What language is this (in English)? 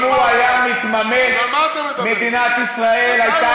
Hebrew